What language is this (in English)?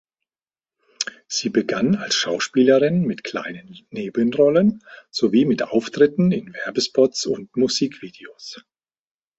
German